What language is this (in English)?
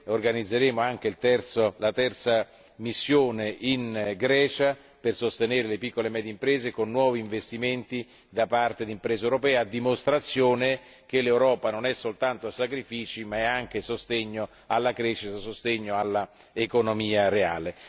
Italian